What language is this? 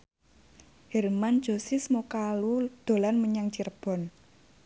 Javanese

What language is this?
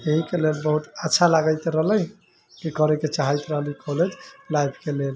Maithili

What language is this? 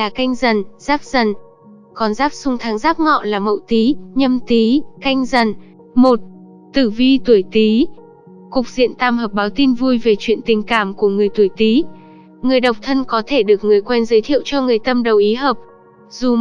Vietnamese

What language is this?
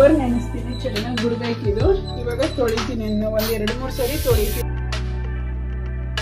Kannada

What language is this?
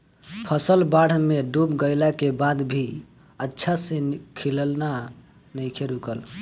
Bhojpuri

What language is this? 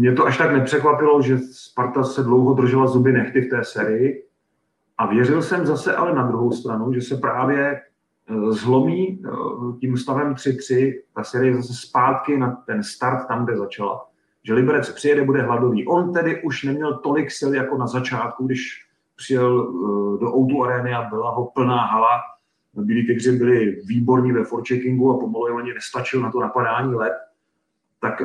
Czech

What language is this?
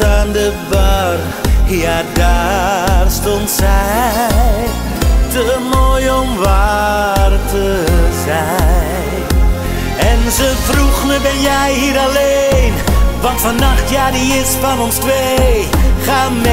Dutch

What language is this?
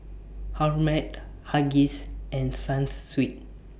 English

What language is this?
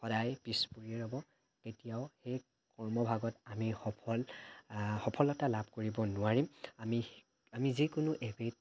Assamese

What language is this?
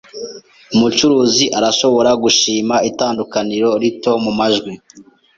Kinyarwanda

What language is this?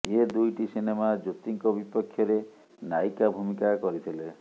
Odia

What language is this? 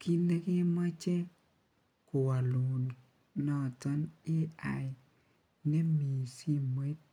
Kalenjin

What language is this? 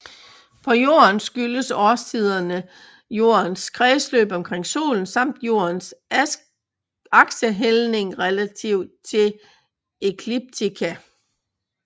Danish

